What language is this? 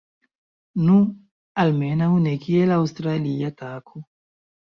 Esperanto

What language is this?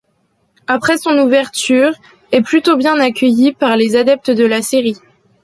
French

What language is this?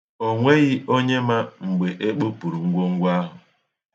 Igbo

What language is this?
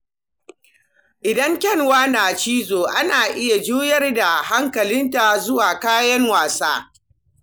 Hausa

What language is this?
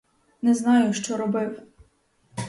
Ukrainian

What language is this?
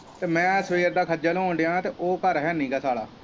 Punjabi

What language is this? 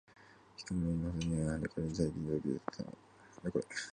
Japanese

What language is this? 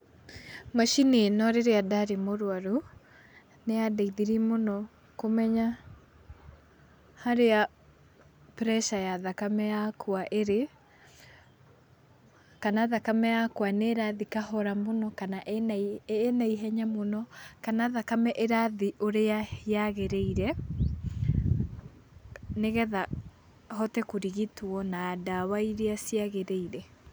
Kikuyu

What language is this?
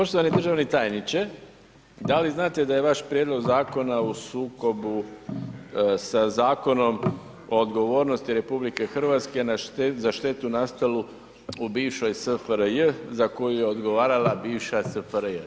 Croatian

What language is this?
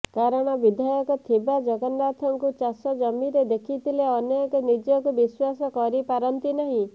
Odia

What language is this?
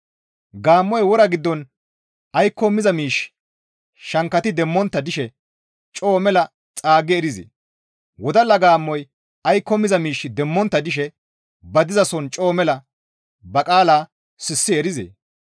Gamo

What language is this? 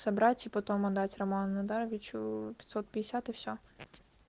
Russian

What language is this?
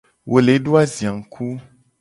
Gen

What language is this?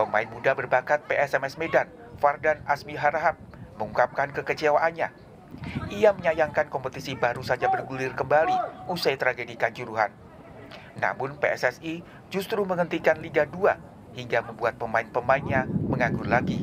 Indonesian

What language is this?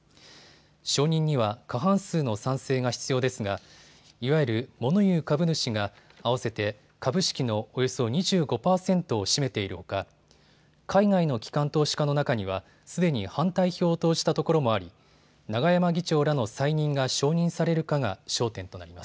Japanese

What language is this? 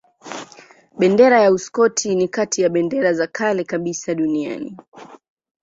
Swahili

